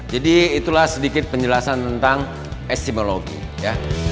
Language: Indonesian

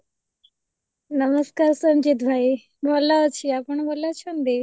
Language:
Odia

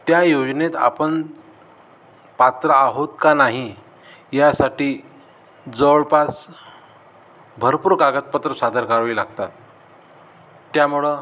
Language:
Marathi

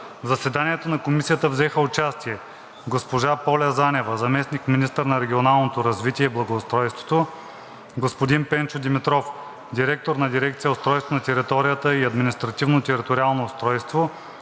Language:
Bulgarian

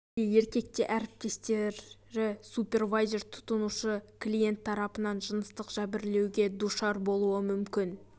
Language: Kazakh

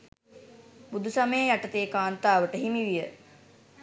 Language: Sinhala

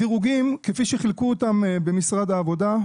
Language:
Hebrew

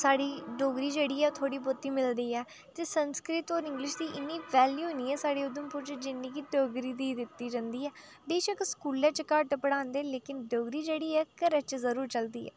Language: Dogri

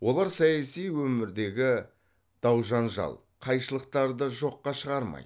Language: Kazakh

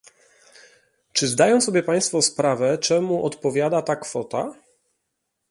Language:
Polish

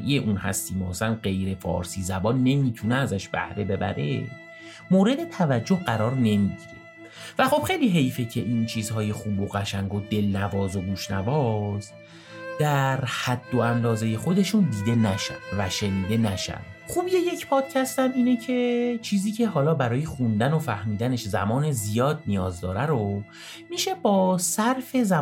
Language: Persian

